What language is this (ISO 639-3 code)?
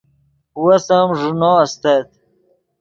ydg